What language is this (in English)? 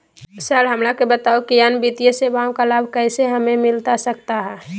Magahi